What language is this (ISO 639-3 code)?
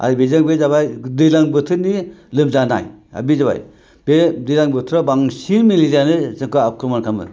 brx